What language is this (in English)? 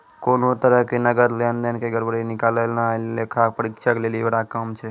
Maithili